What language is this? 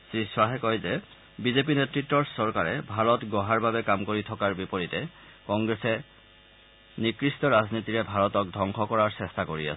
Assamese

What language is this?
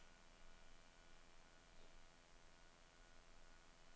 Danish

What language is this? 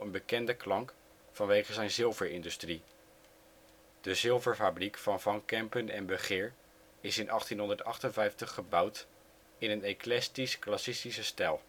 Dutch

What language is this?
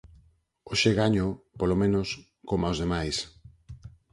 Galician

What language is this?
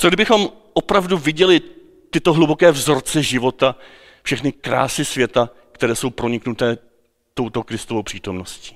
Czech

